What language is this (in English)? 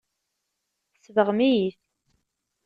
Kabyle